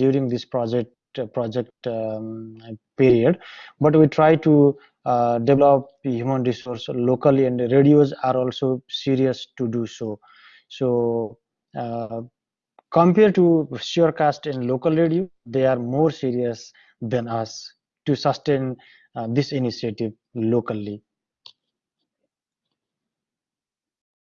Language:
English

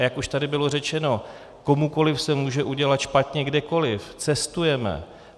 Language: Czech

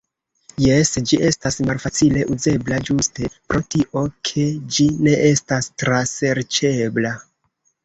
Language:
Esperanto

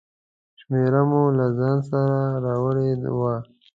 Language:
Pashto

